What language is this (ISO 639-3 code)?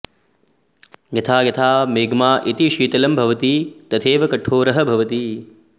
san